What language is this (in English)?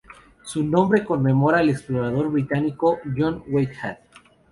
Spanish